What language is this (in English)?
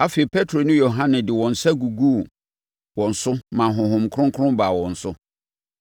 Akan